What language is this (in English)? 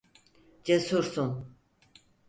Turkish